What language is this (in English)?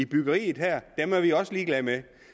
Danish